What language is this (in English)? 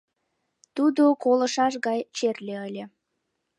Mari